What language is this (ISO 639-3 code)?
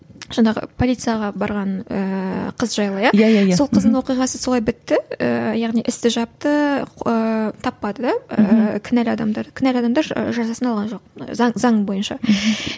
kaz